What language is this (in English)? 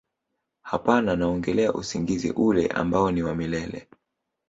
Swahili